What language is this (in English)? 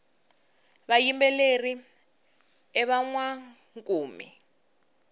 Tsonga